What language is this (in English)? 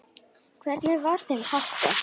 Icelandic